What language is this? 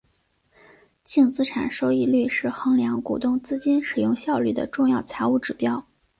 Chinese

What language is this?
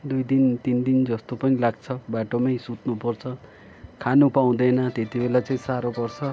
Nepali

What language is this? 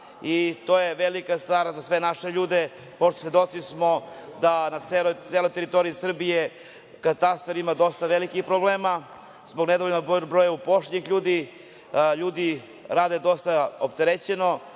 Serbian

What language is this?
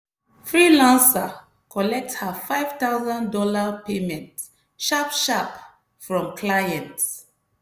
Nigerian Pidgin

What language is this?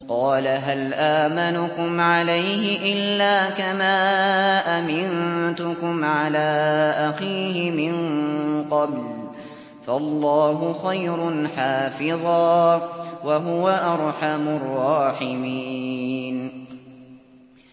Arabic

